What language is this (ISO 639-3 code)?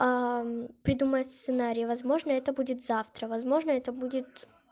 rus